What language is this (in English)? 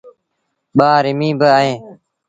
Sindhi Bhil